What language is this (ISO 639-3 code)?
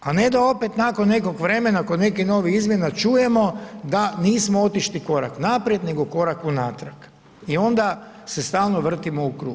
hrv